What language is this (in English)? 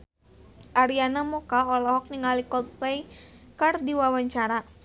Sundanese